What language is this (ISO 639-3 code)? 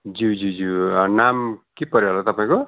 nep